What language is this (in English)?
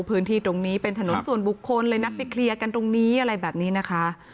Thai